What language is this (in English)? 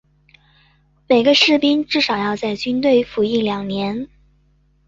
Chinese